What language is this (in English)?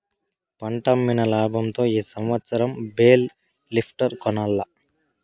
Telugu